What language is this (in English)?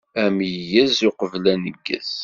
Kabyle